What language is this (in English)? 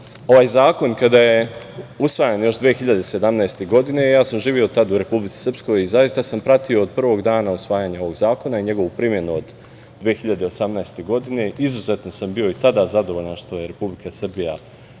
Serbian